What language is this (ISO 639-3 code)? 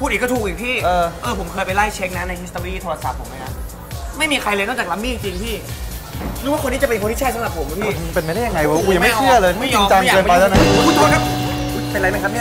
tha